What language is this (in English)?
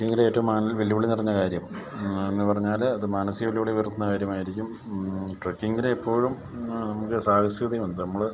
Malayalam